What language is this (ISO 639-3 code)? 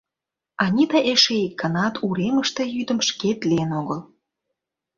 chm